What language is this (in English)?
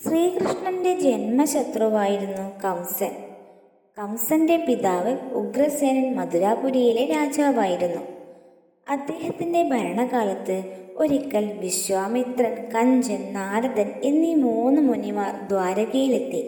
Malayalam